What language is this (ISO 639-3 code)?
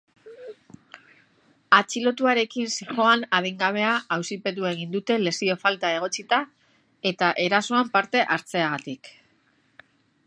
eus